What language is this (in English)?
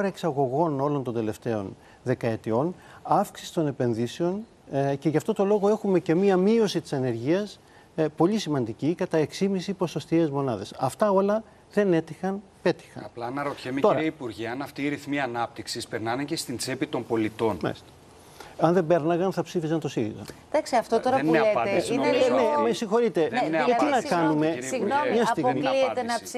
Greek